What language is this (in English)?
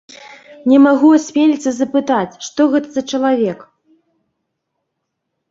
Belarusian